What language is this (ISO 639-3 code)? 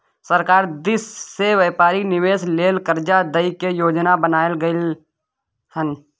mai